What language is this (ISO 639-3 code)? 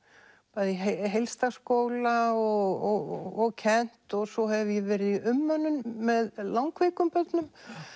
isl